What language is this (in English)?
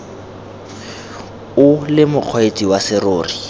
Tswana